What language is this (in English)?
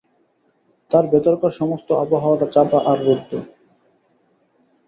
Bangla